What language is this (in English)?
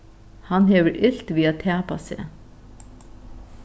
Faroese